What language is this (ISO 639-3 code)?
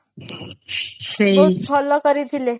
ori